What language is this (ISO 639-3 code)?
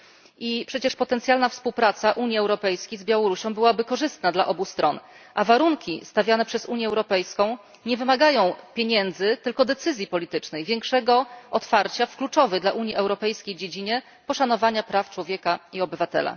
pol